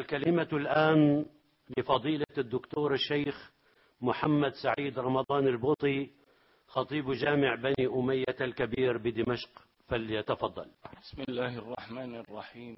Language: Arabic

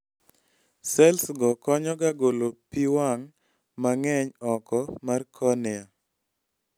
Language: Luo (Kenya and Tanzania)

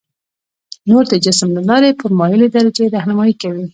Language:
Pashto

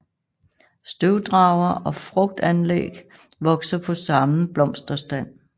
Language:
Danish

